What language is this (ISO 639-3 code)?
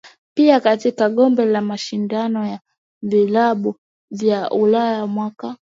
swa